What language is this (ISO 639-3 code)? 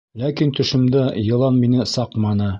bak